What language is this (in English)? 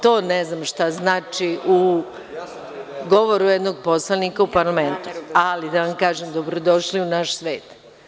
Serbian